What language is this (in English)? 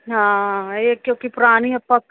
Punjabi